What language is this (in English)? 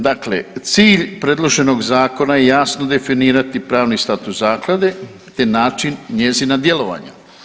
Croatian